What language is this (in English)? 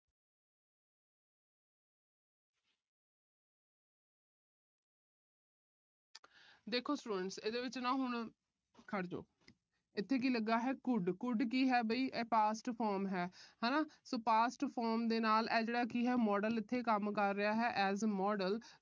Punjabi